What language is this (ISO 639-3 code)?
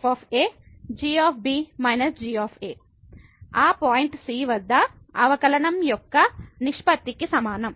tel